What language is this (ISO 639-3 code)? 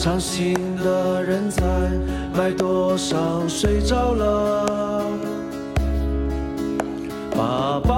zho